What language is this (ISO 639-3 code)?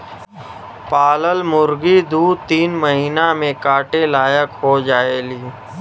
bho